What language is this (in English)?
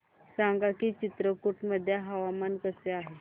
Marathi